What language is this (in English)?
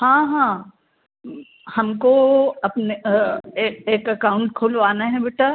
Hindi